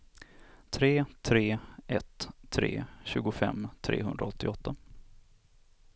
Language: Swedish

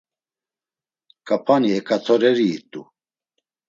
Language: Laz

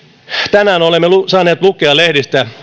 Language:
Finnish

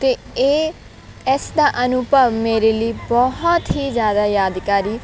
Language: Punjabi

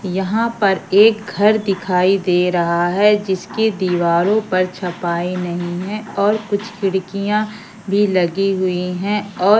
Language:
Hindi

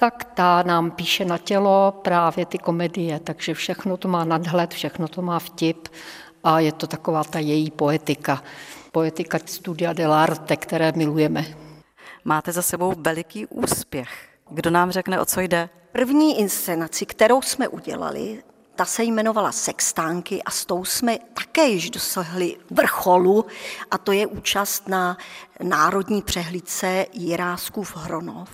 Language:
Czech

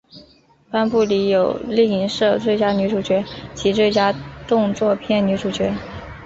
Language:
Chinese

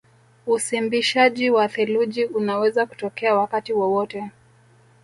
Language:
Swahili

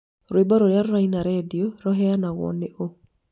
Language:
Kikuyu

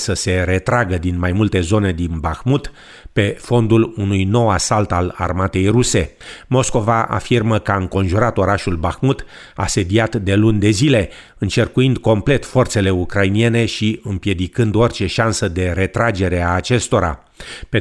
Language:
Romanian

